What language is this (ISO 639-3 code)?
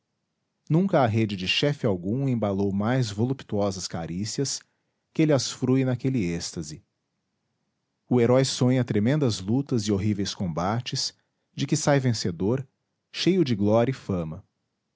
por